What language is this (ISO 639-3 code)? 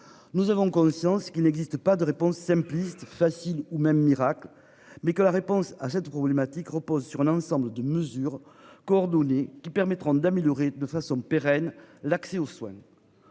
fra